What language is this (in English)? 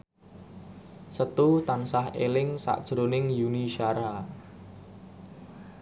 Javanese